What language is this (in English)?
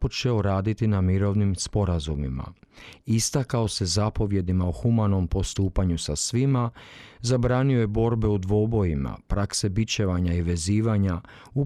Croatian